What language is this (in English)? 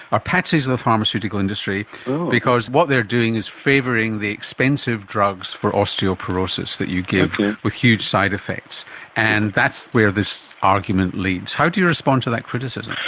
English